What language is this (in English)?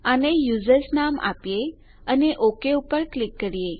Gujarati